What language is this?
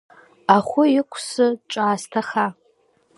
Abkhazian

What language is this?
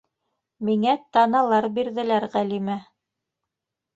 Bashkir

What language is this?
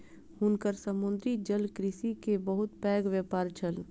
Maithili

